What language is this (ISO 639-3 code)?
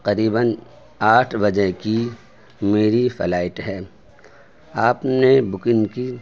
urd